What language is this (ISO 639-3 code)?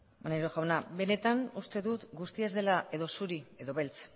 eus